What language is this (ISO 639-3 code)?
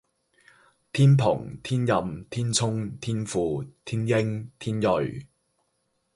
yue